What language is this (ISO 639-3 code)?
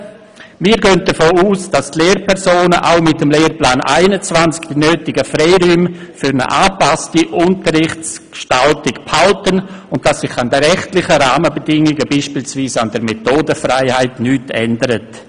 gsw